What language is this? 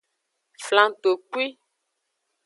Aja (Benin)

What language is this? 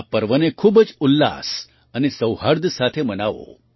Gujarati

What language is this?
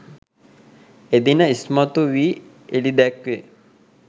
Sinhala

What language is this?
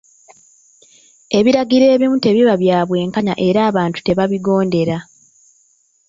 Ganda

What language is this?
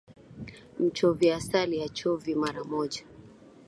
Swahili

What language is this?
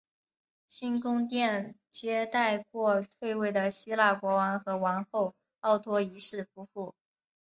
Chinese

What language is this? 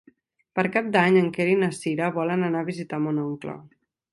Catalan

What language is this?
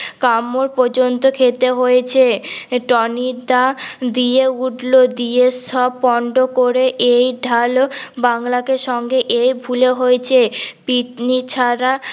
Bangla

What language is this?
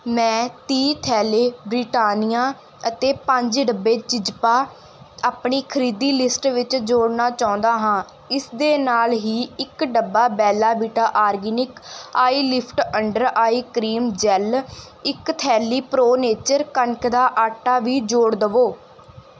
Punjabi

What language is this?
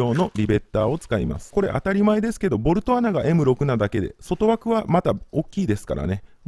Japanese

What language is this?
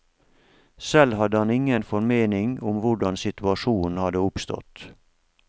Norwegian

